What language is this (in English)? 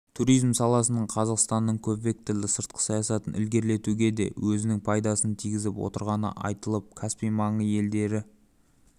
Kazakh